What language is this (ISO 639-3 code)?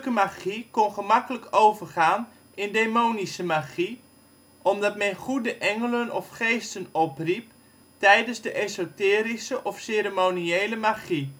nld